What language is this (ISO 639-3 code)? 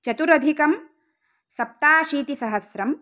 san